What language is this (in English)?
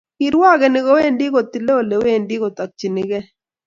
Kalenjin